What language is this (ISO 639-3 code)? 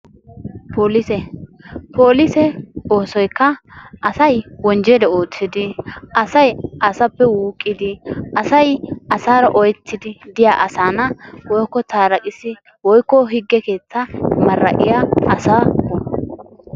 wal